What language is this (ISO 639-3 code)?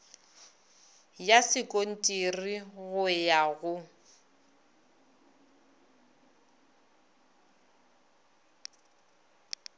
nso